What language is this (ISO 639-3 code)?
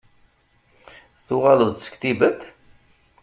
kab